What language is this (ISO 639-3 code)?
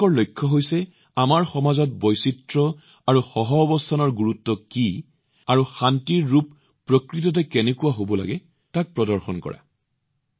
asm